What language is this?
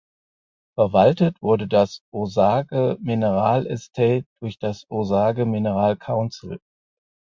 German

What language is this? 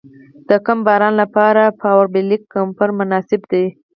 Pashto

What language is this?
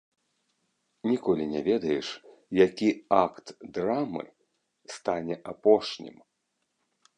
Belarusian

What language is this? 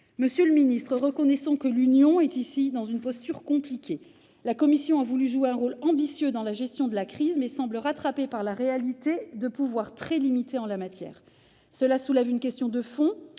French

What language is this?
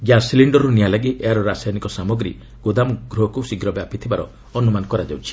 Odia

